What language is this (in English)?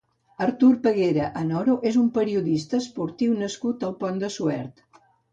Catalan